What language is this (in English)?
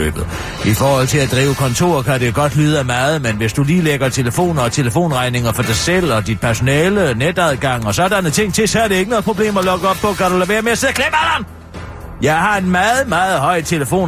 Danish